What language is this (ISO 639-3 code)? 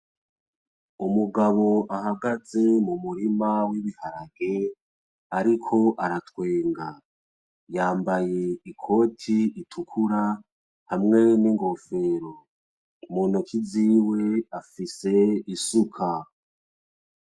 run